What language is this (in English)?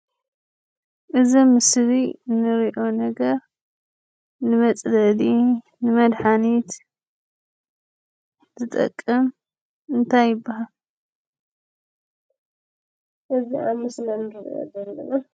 Tigrinya